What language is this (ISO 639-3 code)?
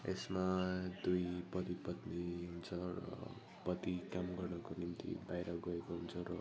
nep